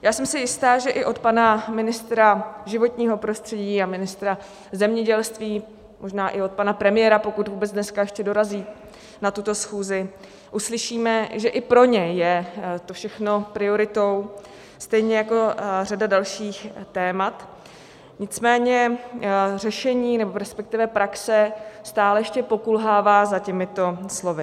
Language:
Czech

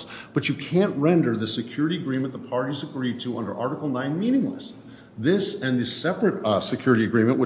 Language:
English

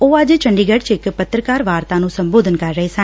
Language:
Punjabi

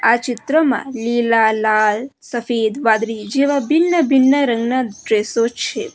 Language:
Gujarati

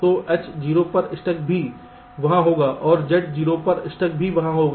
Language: Hindi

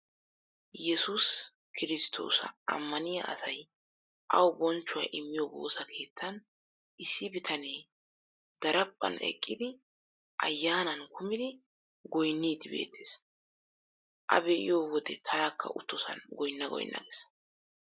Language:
Wolaytta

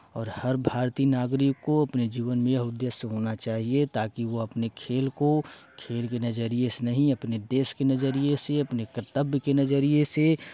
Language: Hindi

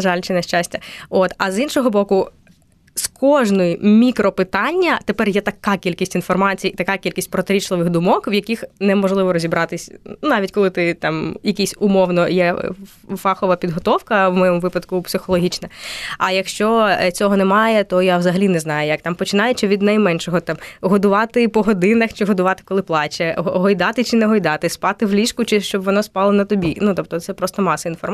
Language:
Ukrainian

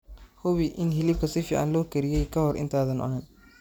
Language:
Somali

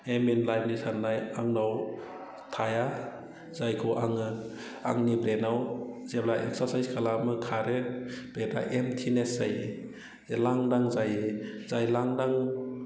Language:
Bodo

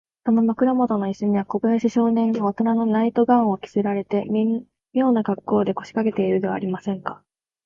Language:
Japanese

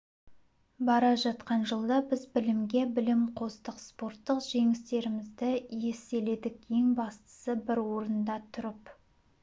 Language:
Kazakh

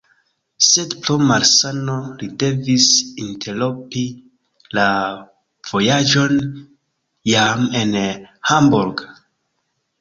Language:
Esperanto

